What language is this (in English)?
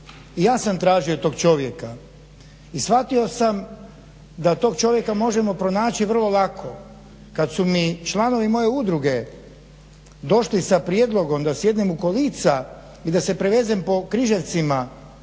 Croatian